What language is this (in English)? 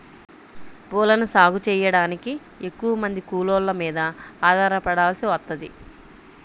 Telugu